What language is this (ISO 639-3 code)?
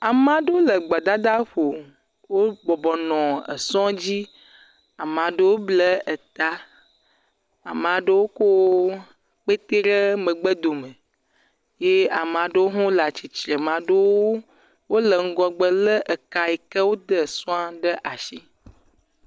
ewe